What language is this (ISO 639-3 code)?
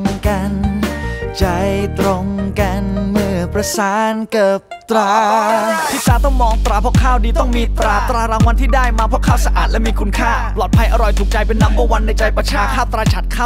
tha